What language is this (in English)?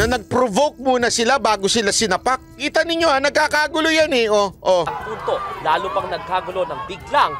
Filipino